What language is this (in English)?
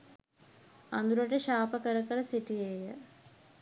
Sinhala